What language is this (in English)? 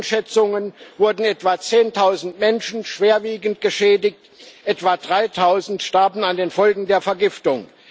German